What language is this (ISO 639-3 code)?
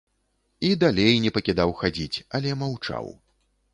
bel